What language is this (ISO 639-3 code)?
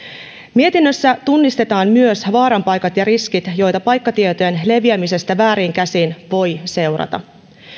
fin